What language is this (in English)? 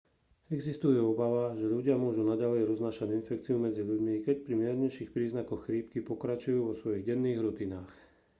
Slovak